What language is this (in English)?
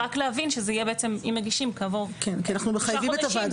Hebrew